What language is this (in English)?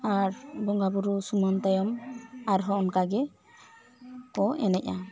Santali